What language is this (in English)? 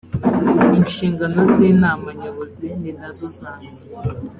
Kinyarwanda